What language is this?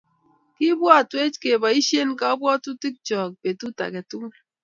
Kalenjin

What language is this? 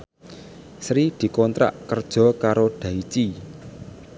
Javanese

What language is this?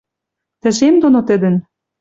Western Mari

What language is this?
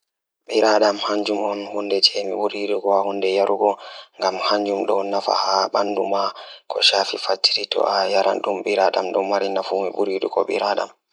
Fula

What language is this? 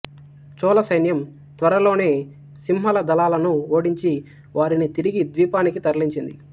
Telugu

